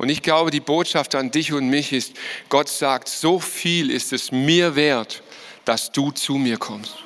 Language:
German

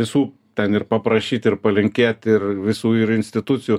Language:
Lithuanian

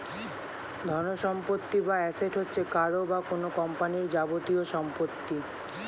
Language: Bangla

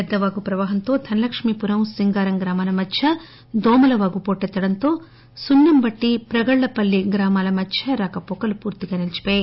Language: Telugu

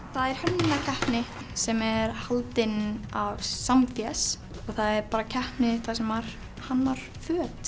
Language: Icelandic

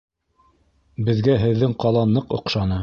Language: Bashkir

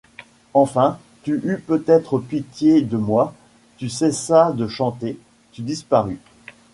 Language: French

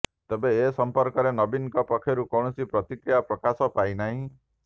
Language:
Odia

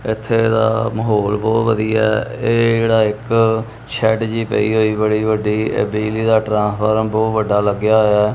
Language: Punjabi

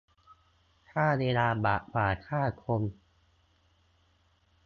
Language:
Thai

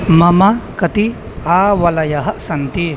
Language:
Sanskrit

